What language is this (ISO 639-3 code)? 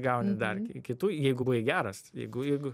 lit